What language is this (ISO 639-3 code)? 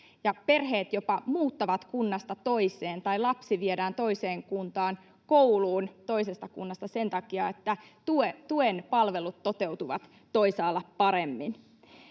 fin